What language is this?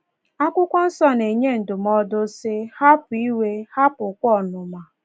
Igbo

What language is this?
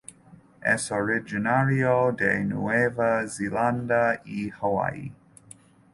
Spanish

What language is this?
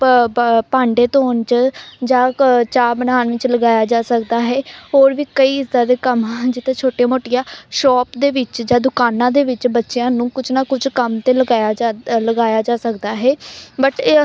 Punjabi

